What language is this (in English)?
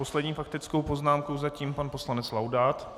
Czech